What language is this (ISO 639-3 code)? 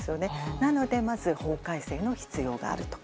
jpn